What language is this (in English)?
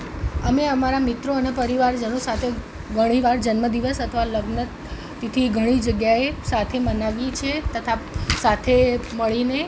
Gujarati